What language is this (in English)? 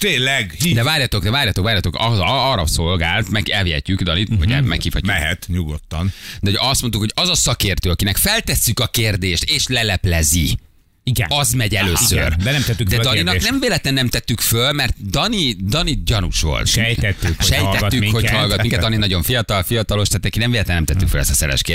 Hungarian